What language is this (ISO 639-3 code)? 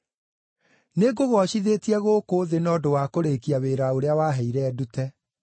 kik